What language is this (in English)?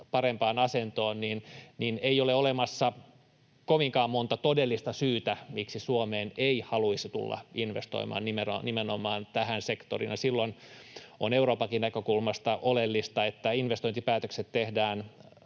Finnish